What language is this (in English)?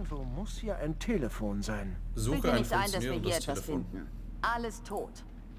German